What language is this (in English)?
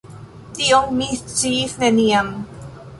Esperanto